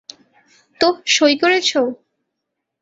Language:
Bangla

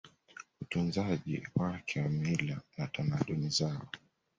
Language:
Swahili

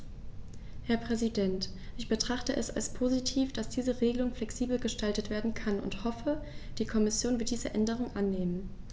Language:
German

